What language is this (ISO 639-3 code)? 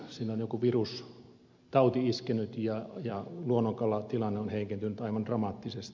fin